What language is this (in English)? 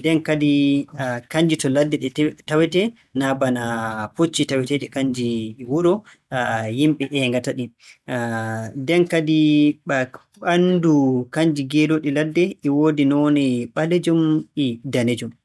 Borgu Fulfulde